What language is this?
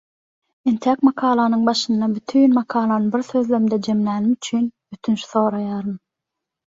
Turkmen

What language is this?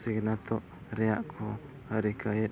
Santali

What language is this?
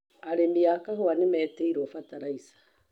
Kikuyu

